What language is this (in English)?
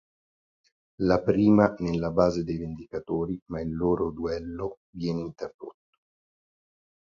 Italian